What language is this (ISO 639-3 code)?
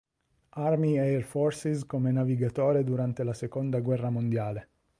ita